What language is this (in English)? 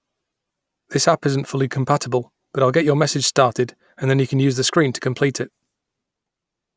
English